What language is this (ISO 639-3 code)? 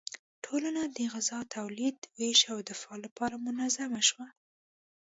pus